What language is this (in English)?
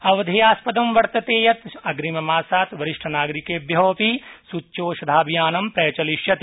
Sanskrit